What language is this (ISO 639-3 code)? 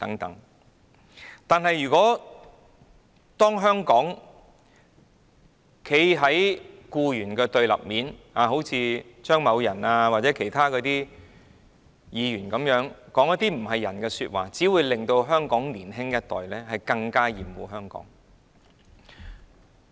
yue